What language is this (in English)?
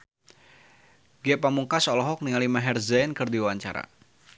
Sundanese